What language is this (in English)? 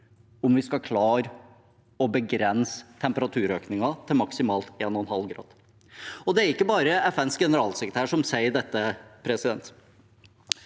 Norwegian